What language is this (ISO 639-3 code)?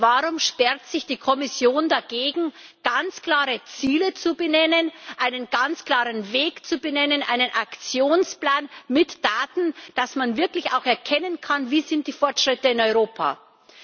deu